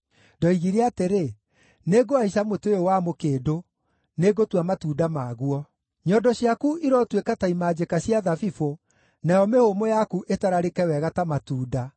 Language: Kikuyu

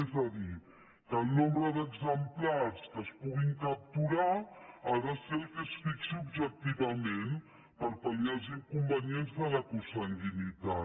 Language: Catalan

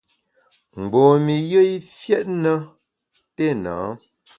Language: Bamun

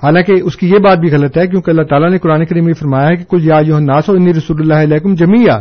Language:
Urdu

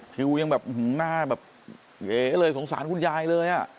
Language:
Thai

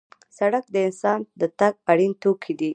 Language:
Pashto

